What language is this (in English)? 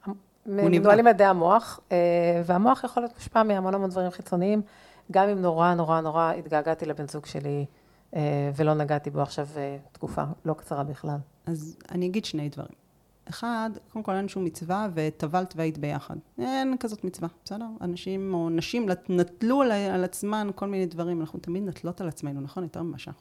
Hebrew